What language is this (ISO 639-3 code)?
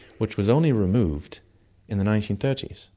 eng